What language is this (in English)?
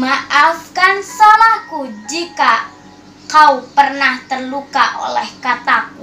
Indonesian